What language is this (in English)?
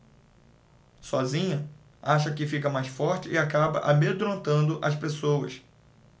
Portuguese